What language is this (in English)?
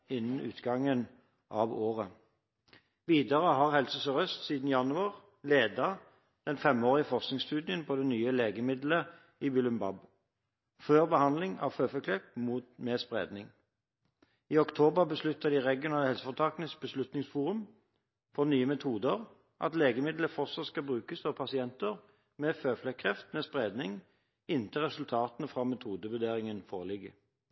Norwegian Bokmål